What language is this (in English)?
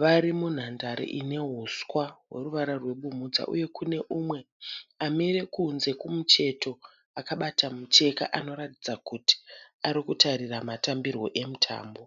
Shona